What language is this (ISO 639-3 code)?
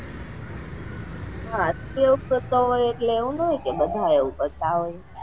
guj